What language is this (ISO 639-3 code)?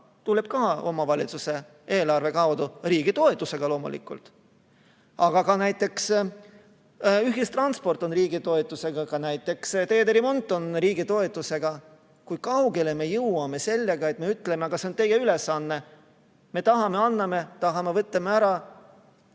est